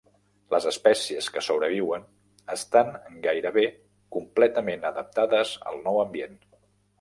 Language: Catalan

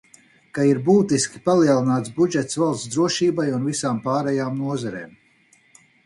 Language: Latvian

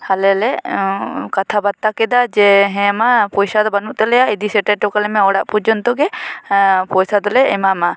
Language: Santali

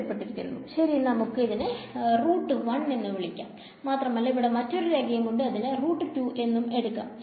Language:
Malayalam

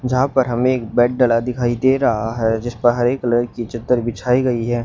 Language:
Hindi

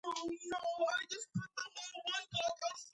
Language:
Georgian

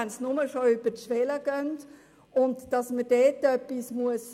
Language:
Swiss German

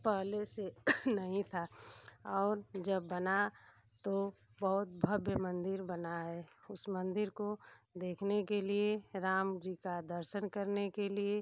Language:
Hindi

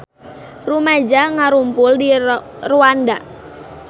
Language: Sundanese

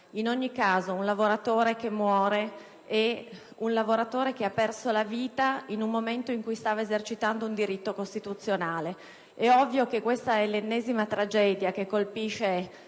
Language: Italian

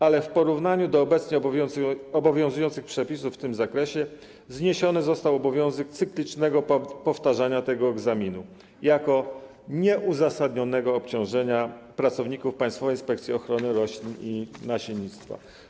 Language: Polish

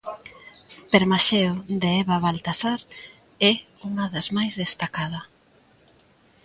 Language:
Galician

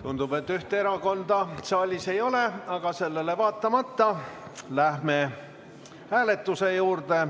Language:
Estonian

